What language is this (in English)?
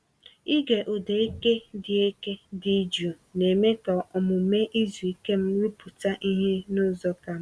Igbo